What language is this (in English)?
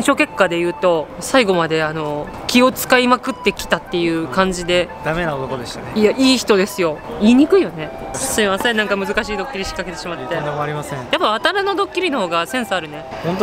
Japanese